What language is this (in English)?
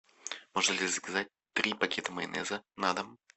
Russian